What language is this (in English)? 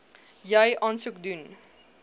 Afrikaans